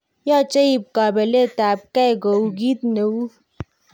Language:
Kalenjin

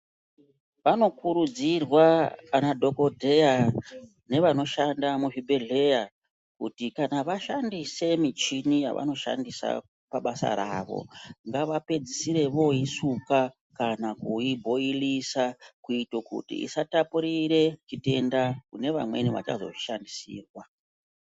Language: Ndau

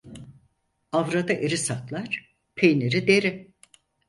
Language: Turkish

